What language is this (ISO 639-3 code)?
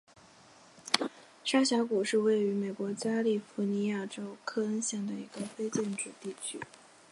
zho